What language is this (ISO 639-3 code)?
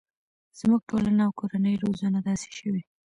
pus